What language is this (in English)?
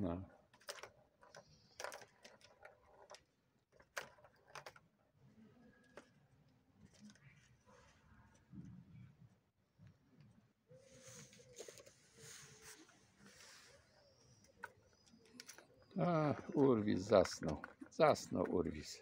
Polish